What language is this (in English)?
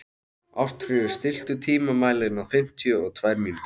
Icelandic